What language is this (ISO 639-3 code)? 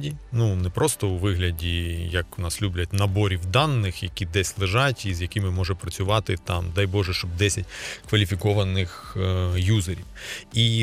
ukr